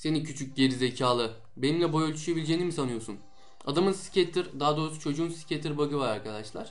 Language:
Turkish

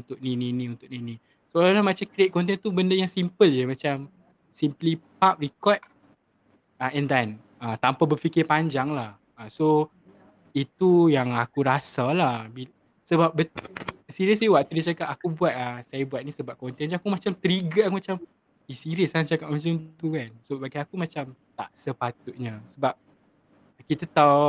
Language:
Malay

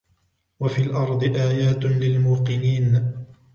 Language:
Arabic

